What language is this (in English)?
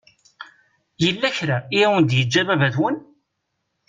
Kabyle